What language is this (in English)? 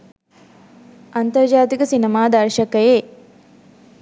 Sinhala